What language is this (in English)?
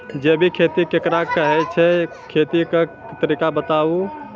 Maithili